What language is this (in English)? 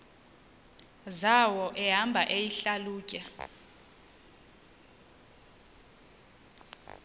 Xhosa